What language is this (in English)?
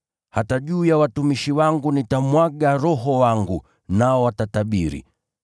Swahili